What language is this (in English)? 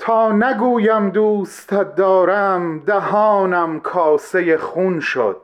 Persian